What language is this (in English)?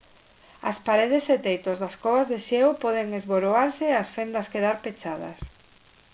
Galician